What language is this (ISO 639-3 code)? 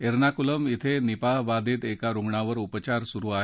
mar